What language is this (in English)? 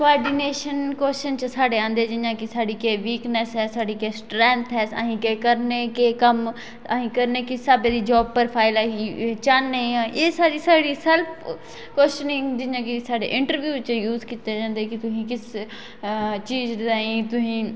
Dogri